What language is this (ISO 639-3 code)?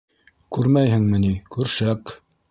bak